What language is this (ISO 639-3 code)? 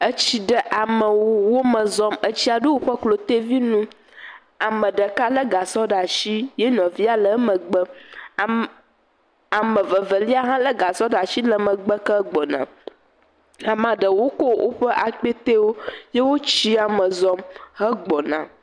ewe